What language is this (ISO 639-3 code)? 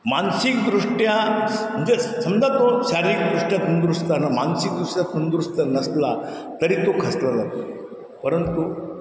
mar